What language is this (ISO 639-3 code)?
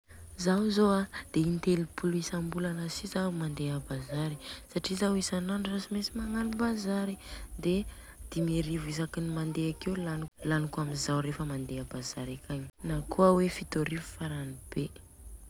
bzc